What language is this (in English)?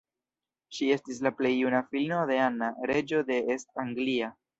Esperanto